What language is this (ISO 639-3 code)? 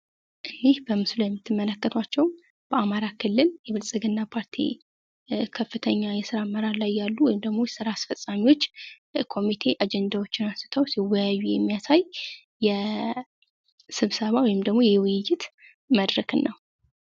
amh